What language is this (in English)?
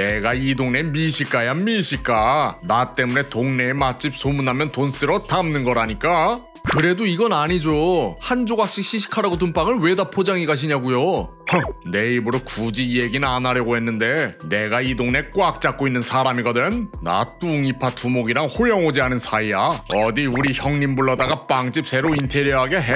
Korean